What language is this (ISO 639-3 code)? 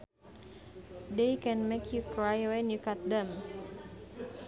sun